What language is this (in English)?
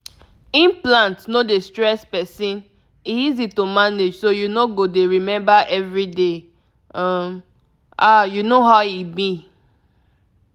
Nigerian Pidgin